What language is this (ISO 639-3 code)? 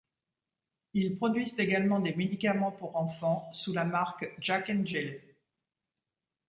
fra